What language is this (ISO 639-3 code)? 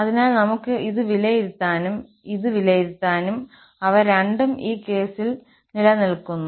mal